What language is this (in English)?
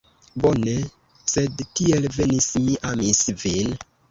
Esperanto